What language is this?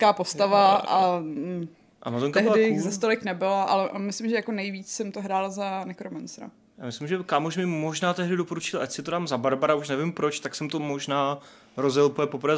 Czech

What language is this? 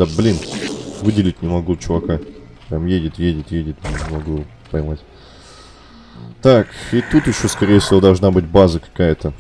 Russian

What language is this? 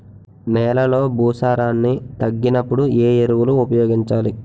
Telugu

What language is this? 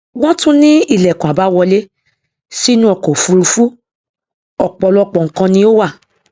Yoruba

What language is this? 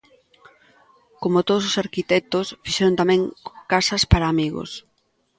Galician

